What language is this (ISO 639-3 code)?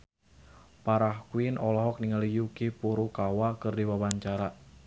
sun